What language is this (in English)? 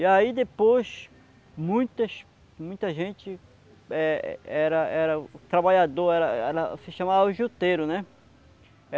Portuguese